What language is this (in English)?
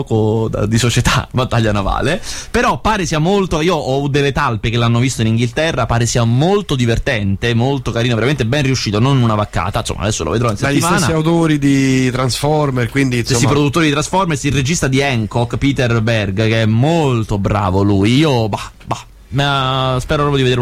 Italian